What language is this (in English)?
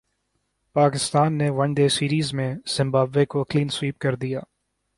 Urdu